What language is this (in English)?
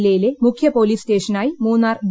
Malayalam